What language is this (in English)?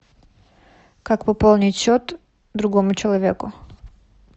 Russian